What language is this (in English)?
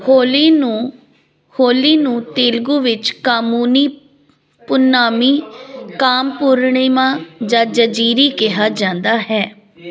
Punjabi